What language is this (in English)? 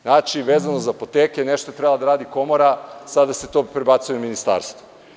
Serbian